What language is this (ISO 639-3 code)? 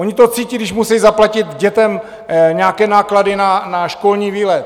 ces